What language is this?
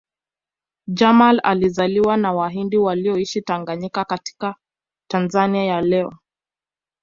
Swahili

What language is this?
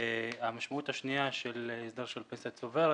Hebrew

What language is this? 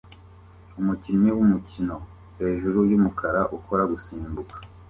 Kinyarwanda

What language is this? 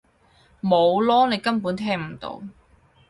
Cantonese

